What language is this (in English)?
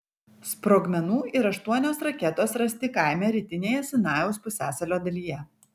Lithuanian